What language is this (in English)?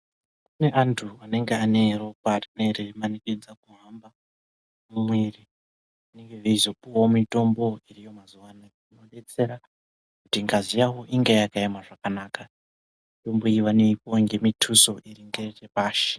Ndau